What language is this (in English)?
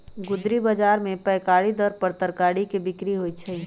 Magahi